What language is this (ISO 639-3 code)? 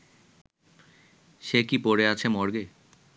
ben